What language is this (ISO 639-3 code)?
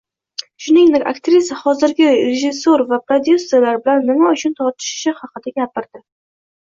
uzb